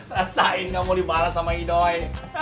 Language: Indonesian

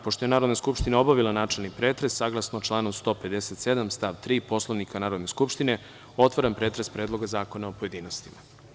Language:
Serbian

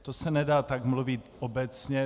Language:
Czech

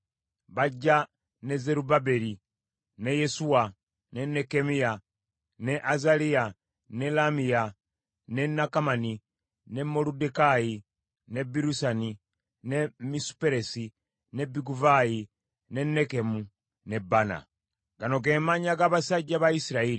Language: Ganda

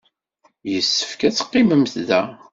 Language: Kabyle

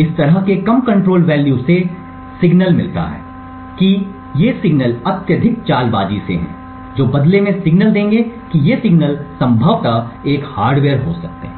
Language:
Hindi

